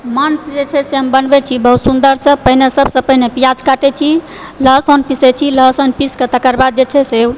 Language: Maithili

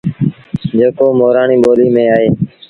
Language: Sindhi Bhil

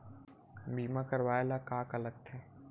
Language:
Chhattisgarhi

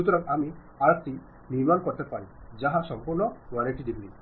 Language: Bangla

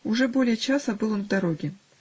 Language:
Russian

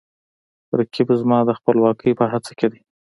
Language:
Pashto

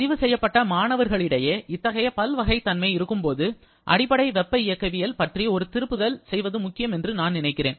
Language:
Tamil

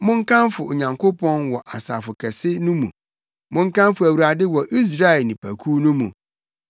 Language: Akan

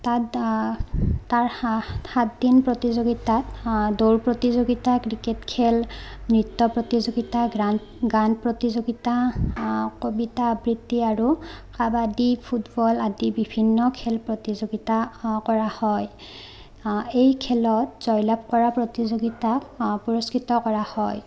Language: Assamese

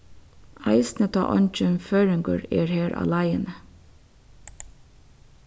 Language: Faroese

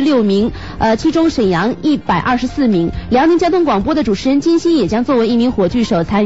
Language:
Chinese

